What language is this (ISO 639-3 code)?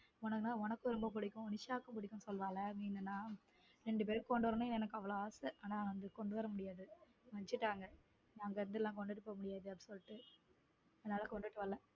tam